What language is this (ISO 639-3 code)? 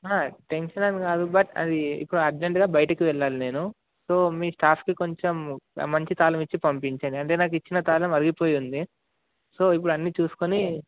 tel